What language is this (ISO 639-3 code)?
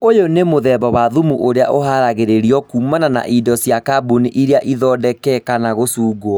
kik